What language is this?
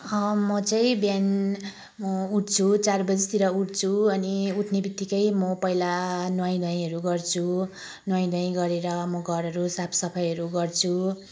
Nepali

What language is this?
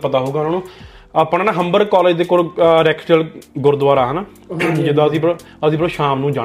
Punjabi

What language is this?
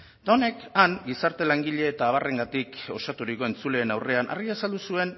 Basque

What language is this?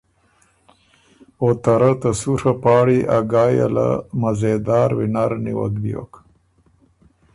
Ormuri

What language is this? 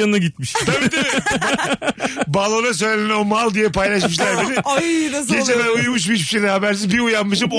Turkish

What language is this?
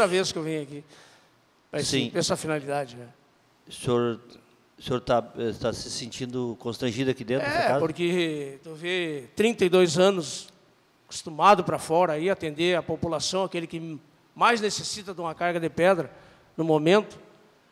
Portuguese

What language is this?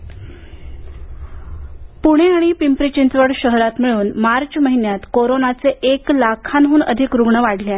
Marathi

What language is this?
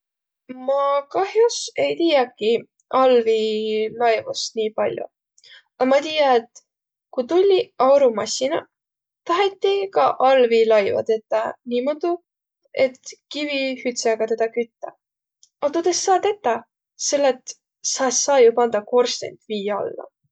Võro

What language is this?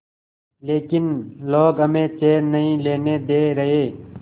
Hindi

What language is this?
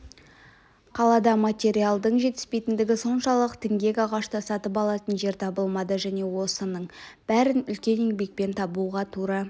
Kazakh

